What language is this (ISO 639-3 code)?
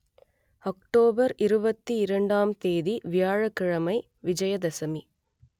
tam